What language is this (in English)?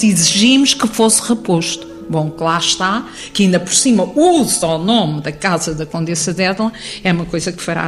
Portuguese